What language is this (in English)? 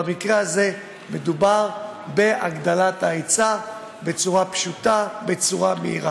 Hebrew